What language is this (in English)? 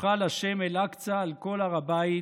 Hebrew